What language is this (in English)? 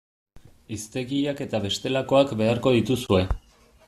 Basque